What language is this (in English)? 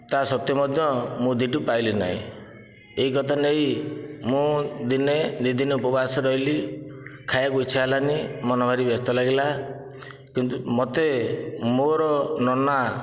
Odia